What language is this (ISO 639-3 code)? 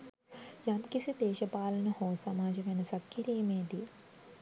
sin